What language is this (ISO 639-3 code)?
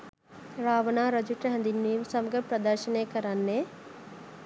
sin